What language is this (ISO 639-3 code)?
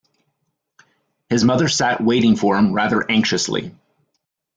eng